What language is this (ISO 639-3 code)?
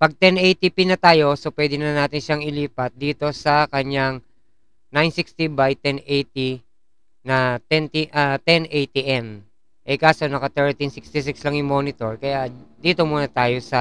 fil